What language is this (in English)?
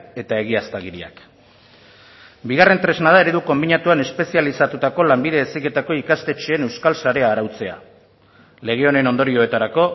Basque